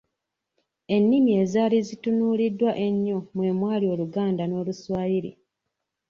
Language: Ganda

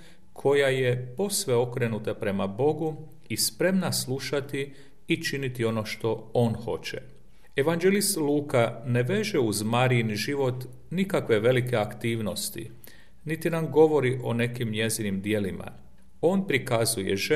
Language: Croatian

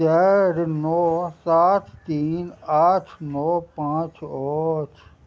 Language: Maithili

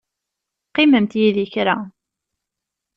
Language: Kabyle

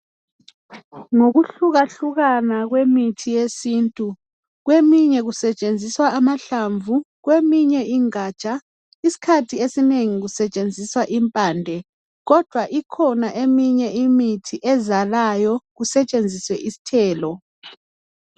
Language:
North Ndebele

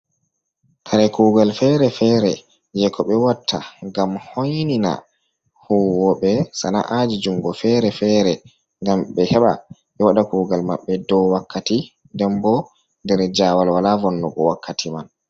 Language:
Fula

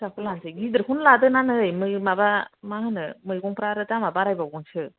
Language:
Bodo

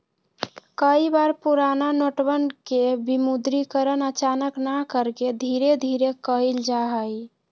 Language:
Magahi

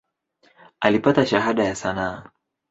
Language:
Swahili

